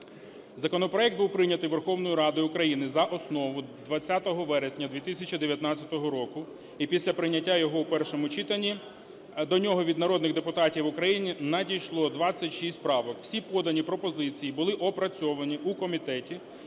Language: Ukrainian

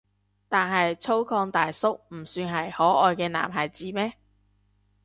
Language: Cantonese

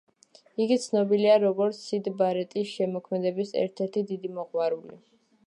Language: Georgian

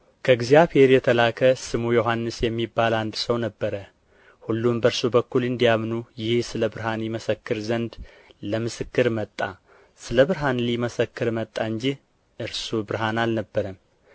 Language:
Amharic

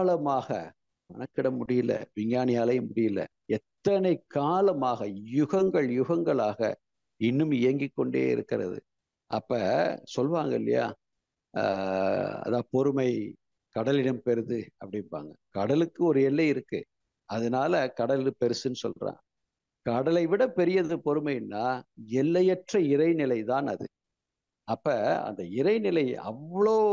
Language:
Tamil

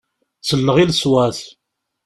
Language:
Kabyle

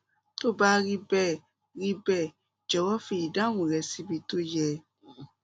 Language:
Yoruba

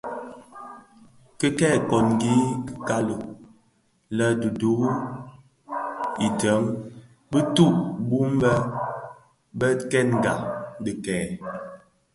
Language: Bafia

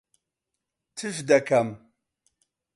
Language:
Central Kurdish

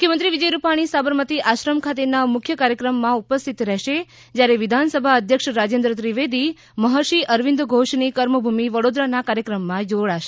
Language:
Gujarati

